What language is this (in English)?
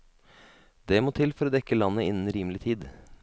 Norwegian